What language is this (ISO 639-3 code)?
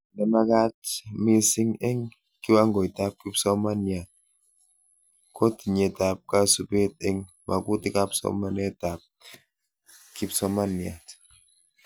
kln